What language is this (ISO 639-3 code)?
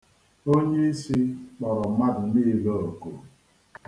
ibo